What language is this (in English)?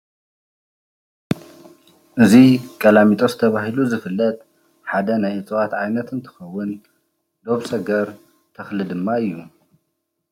Tigrinya